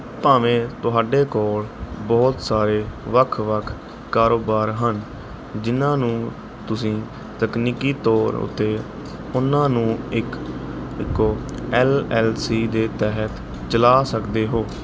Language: Punjabi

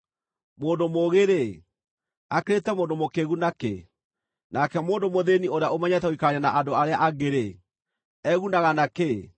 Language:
Kikuyu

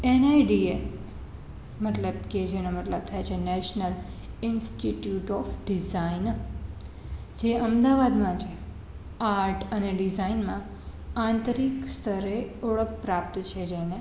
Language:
Gujarati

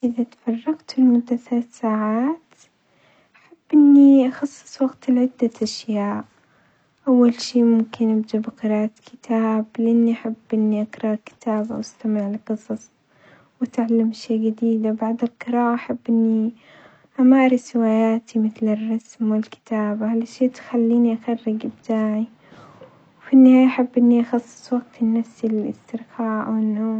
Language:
Omani Arabic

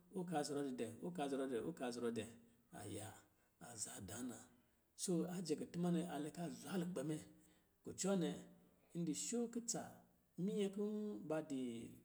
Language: Lijili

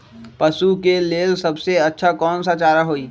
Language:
Magahi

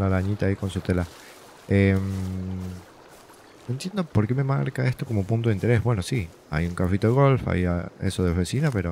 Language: Spanish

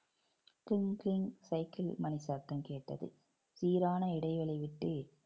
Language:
Tamil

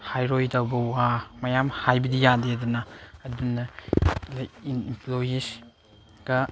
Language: Manipuri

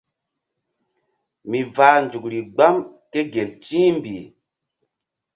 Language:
Mbum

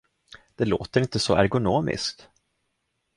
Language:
Swedish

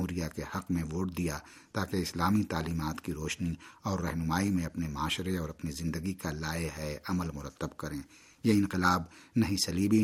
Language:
Urdu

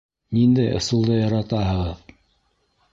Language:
Bashkir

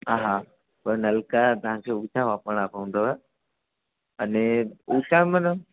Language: Sindhi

